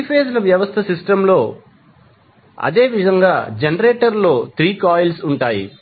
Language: Telugu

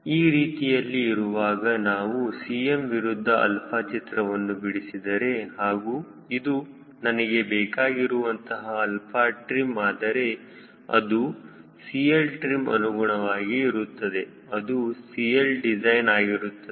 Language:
Kannada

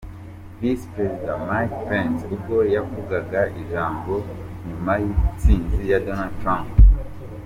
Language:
Kinyarwanda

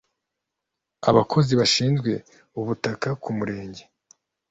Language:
Kinyarwanda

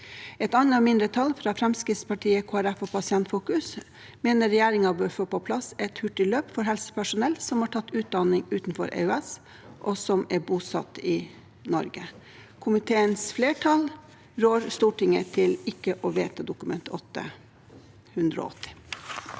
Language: Norwegian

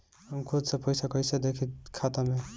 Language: Bhojpuri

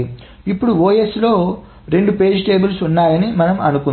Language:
Telugu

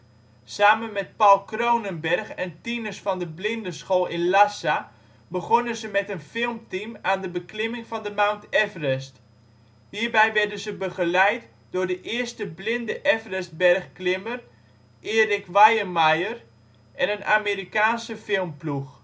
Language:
Dutch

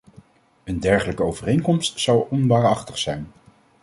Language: Dutch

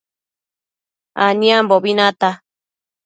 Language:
Matsés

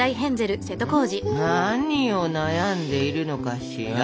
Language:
Japanese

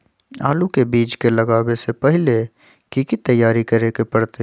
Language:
Magahi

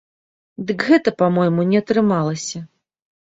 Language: Belarusian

